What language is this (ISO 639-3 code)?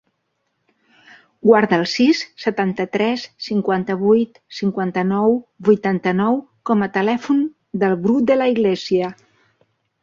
cat